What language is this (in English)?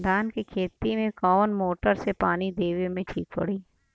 Bhojpuri